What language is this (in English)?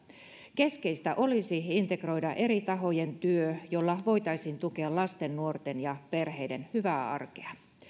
Finnish